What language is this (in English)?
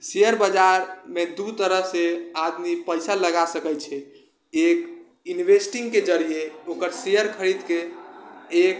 Maithili